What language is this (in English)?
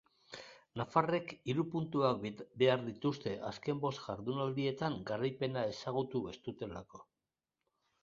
Basque